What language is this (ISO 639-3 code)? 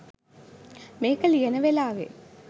sin